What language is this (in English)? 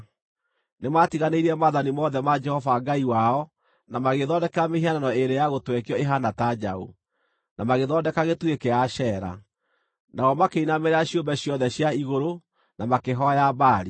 Kikuyu